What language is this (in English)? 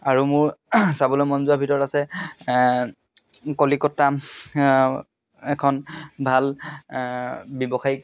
Assamese